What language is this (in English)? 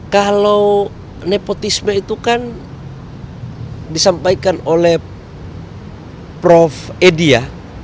Indonesian